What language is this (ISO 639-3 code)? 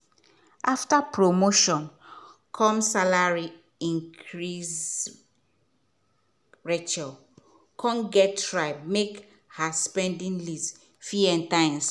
pcm